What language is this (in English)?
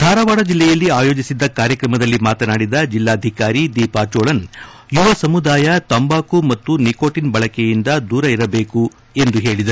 Kannada